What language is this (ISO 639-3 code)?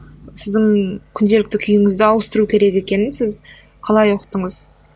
kaz